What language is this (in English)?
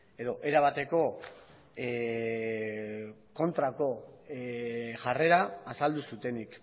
Basque